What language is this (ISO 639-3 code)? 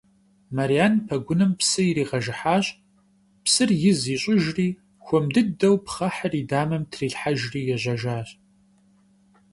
kbd